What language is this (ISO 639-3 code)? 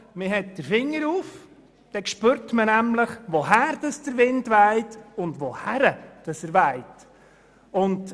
gsw